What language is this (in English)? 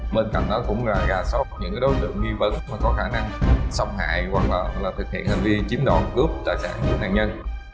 Vietnamese